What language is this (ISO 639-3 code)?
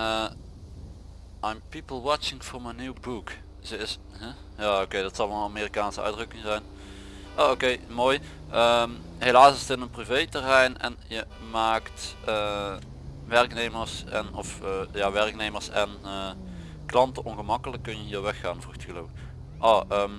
nld